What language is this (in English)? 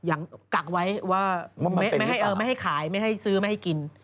Thai